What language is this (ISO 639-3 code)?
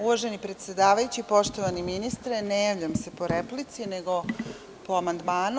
srp